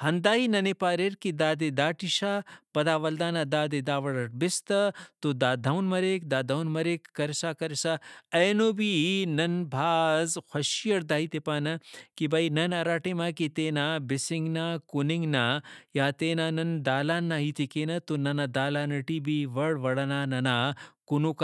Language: Brahui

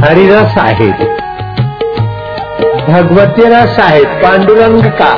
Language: Hindi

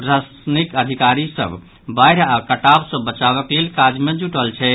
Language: Maithili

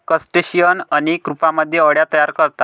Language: Marathi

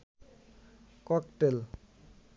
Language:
Bangla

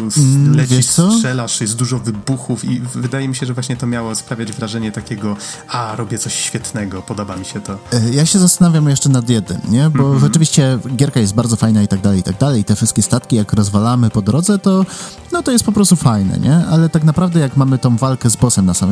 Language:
Polish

